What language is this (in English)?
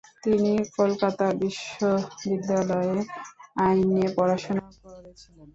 Bangla